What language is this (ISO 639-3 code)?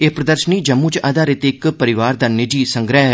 doi